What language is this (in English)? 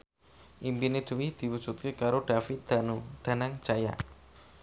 Javanese